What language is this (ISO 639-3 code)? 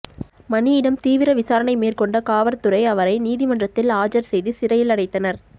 tam